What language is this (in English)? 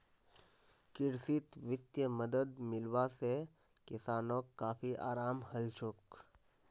Magahi